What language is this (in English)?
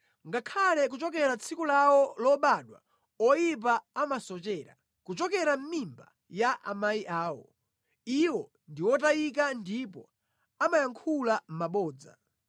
Nyanja